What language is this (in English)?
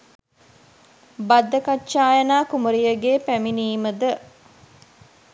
Sinhala